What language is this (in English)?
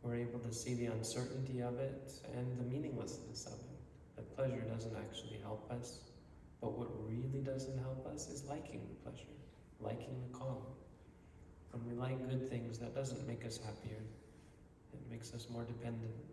English